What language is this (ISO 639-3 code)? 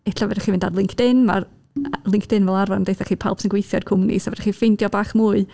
cym